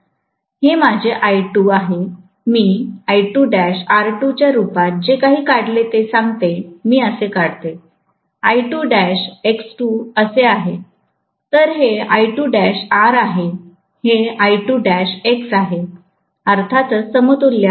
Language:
Marathi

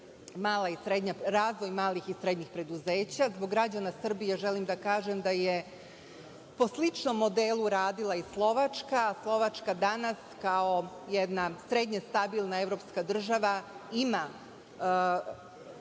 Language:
Serbian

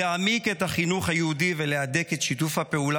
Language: Hebrew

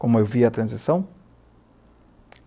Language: Portuguese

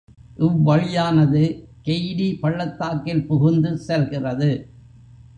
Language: Tamil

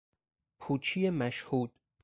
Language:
Persian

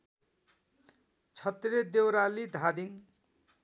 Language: Nepali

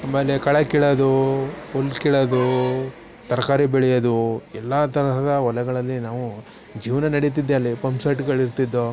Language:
Kannada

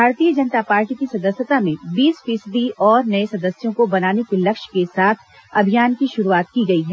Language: Hindi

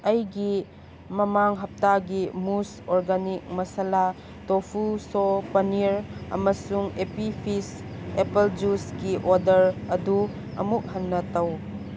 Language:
Manipuri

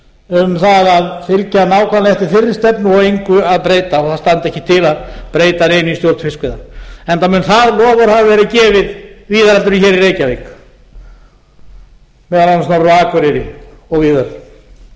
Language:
Icelandic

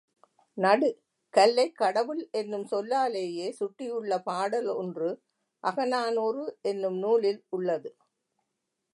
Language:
Tamil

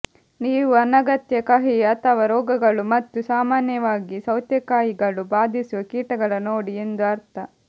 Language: Kannada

